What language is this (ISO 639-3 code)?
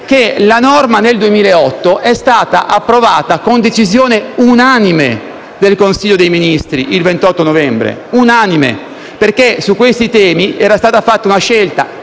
ita